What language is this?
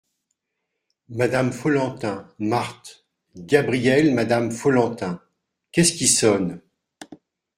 French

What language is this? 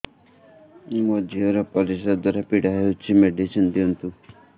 Odia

